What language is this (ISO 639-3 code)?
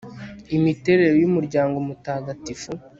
kin